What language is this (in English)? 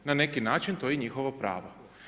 Croatian